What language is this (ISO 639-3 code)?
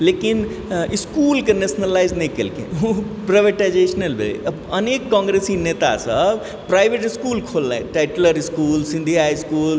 mai